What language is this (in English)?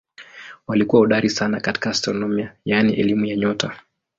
Swahili